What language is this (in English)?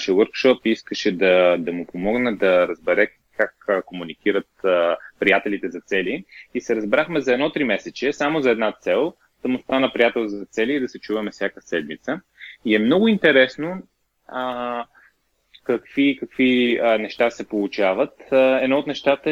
Bulgarian